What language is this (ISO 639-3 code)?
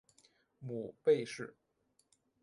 zho